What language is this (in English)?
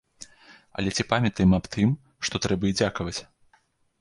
Belarusian